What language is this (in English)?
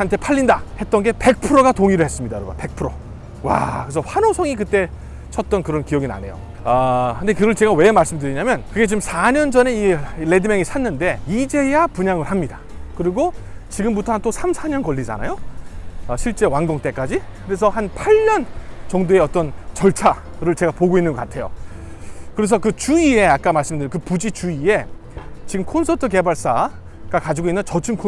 Korean